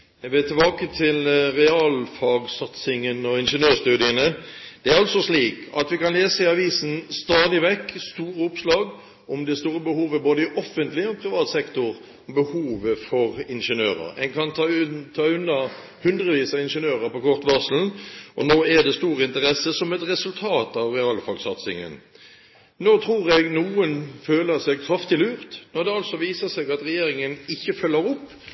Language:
Norwegian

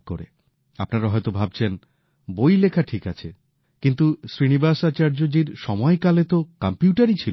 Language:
Bangla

